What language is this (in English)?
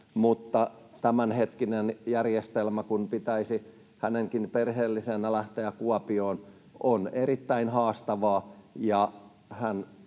Finnish